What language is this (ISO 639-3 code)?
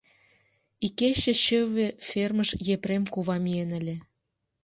chm